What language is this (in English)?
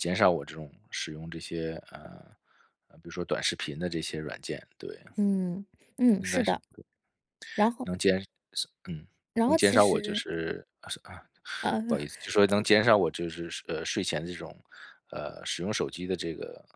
Chinese